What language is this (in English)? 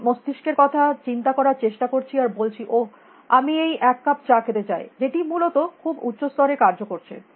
Bangla